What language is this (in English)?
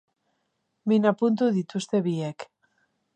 Basque